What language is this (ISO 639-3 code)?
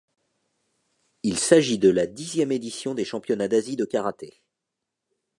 fra